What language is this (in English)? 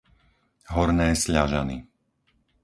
Slovak